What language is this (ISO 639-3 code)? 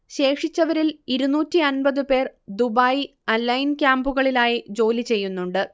mal